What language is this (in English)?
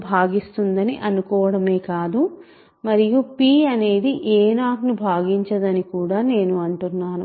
Telugu